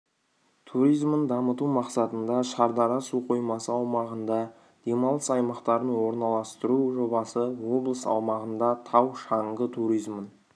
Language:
Kazakh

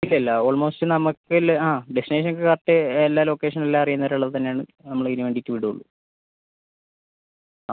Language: Malayalam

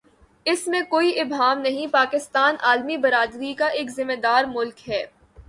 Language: Urdu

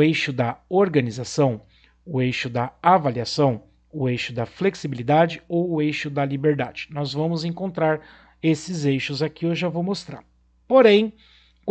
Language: Portuguese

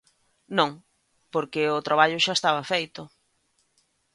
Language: Galician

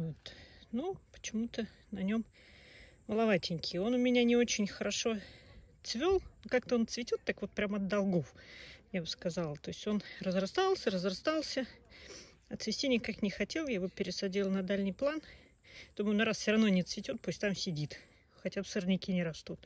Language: Russian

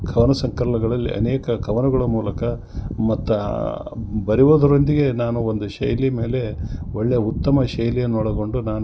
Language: Kannada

